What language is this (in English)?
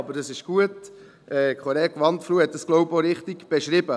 Swiss German